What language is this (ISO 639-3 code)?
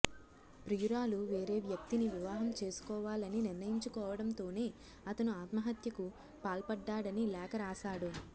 tel